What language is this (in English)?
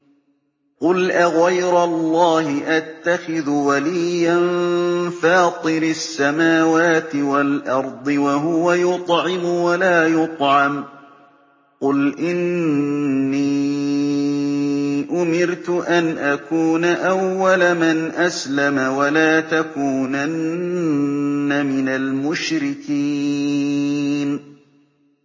Arabic